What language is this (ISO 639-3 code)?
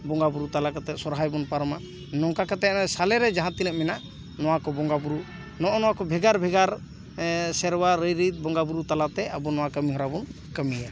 sat